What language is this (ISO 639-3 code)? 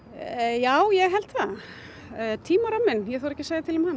isl